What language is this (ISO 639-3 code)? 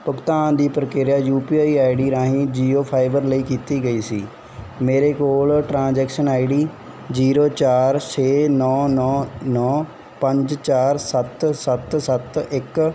pan